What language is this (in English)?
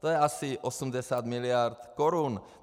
Czech